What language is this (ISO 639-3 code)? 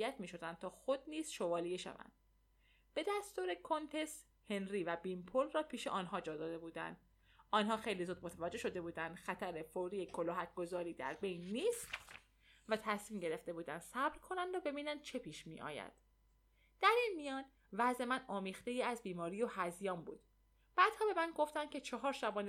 fas